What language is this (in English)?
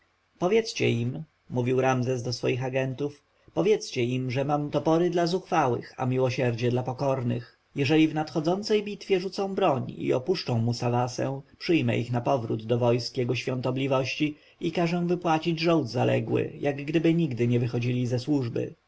Polish